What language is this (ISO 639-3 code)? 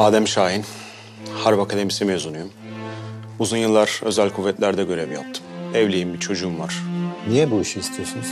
tur